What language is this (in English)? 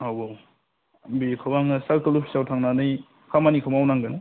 Bodo